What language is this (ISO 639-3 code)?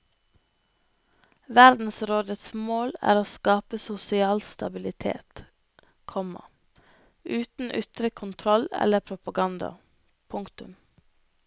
nor